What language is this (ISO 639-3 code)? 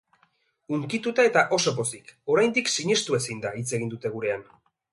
eus